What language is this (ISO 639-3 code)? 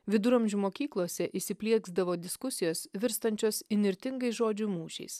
lit